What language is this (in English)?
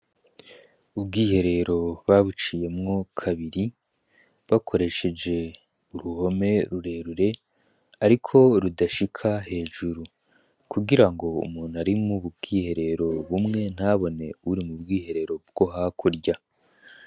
Rundi